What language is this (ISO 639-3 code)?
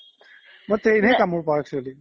asm